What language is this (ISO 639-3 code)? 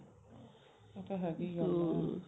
pan